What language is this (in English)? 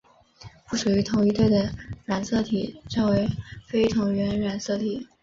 Chinese